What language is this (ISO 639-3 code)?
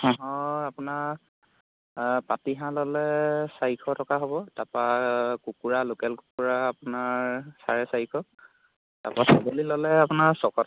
asm